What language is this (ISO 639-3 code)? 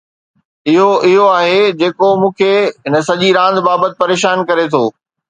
snd